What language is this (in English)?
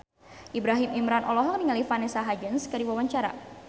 Sundanese